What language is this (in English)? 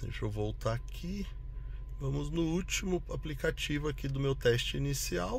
Portuguese